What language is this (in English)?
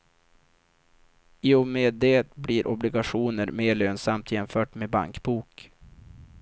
Swedish